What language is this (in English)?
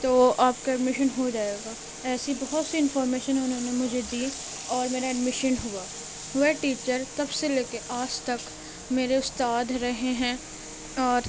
Urdu